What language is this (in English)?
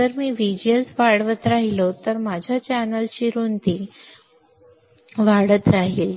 Marathi